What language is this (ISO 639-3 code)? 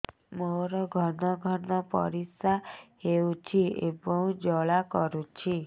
ori